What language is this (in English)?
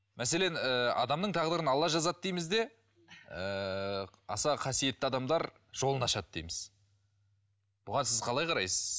Kazakh